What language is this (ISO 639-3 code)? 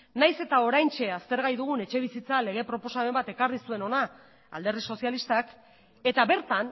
eus